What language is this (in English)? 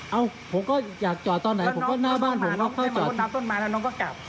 Thai